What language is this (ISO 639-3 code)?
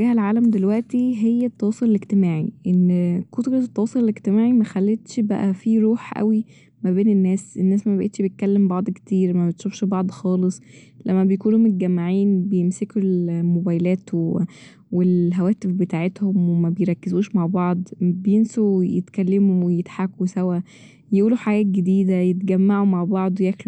arz